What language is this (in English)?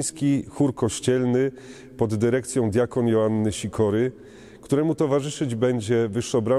Polish